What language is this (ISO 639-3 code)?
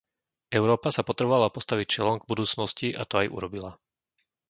slk